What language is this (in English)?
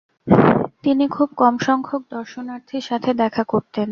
Bangla